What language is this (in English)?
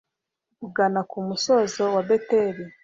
Kinyarwanda